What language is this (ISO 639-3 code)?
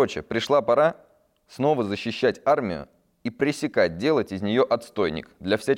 rus